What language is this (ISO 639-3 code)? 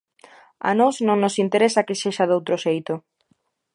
glg